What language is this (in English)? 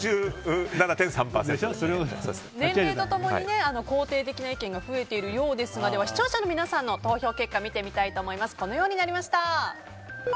Japanese